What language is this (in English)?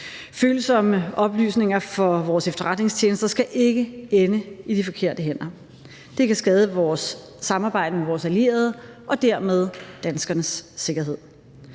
Danish